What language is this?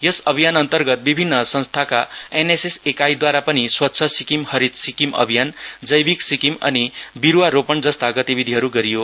Nepali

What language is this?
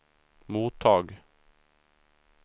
Swedish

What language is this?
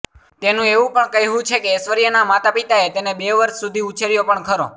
Gujarati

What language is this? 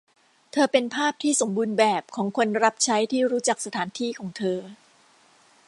Thai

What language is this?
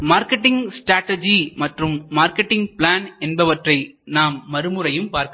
Tamil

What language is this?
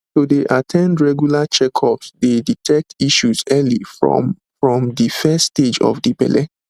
Nigerian Pidgin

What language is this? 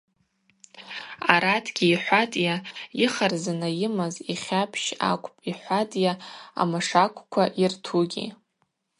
Abaza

